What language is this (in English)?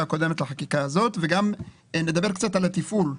Hebrew